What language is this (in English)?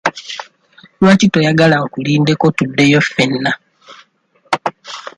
Ganda